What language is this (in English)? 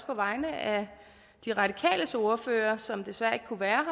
Danish